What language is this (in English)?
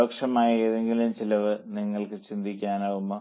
Malayalam